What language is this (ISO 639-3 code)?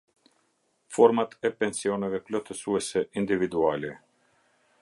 sqi